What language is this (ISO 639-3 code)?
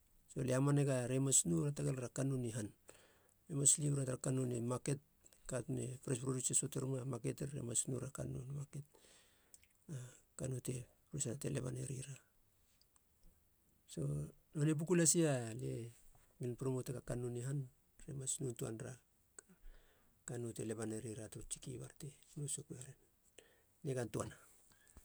hla